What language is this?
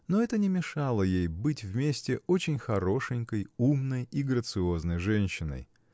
Russian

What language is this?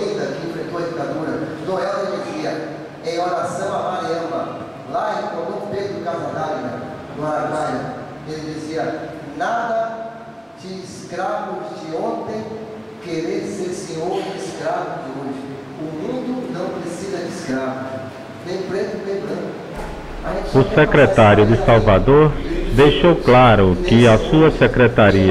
Portuguese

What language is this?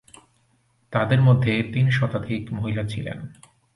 Bangla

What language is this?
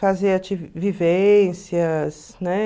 Portuguese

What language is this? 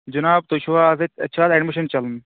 Kashmiri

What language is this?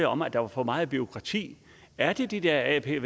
Danish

